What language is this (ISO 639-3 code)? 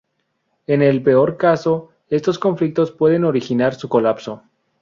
spa